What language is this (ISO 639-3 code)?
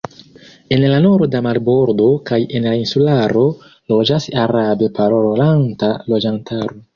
epo